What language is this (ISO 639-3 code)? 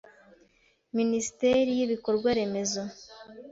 kin